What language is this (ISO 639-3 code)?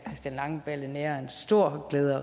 dan